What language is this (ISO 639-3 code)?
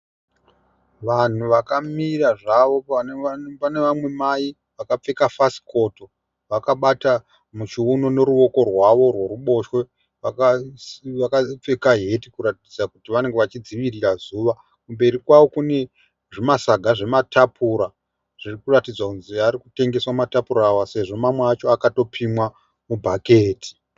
sna